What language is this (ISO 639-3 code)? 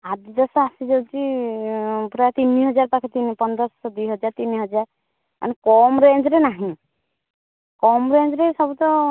ori